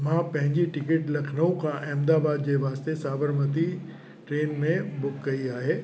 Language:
Sindhi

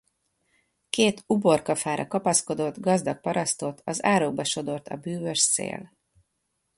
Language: Hungarian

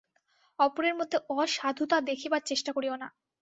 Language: Bangla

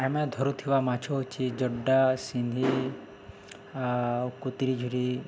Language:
Odia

